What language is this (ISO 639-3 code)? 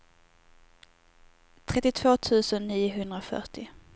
swe